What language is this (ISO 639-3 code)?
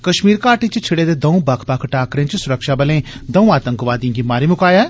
doi